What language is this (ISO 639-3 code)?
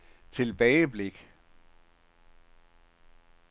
dan